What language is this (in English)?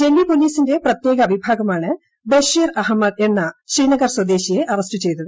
Malayalam